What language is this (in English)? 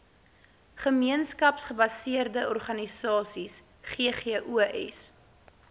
Afrikaans